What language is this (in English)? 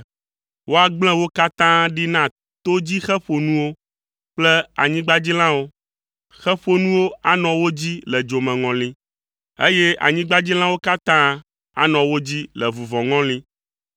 Ewe